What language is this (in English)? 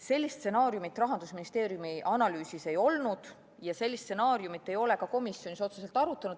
Estonian